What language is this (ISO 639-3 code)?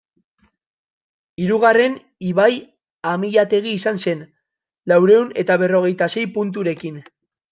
eus